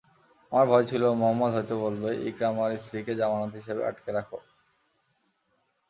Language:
Bangla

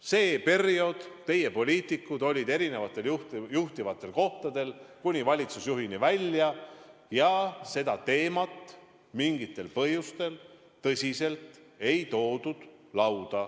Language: Estonian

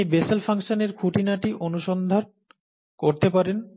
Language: Bangla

